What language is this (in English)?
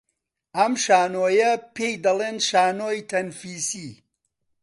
Central Kurdish